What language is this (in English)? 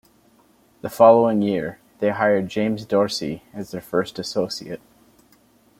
English